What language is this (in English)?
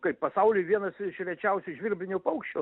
Lithuanian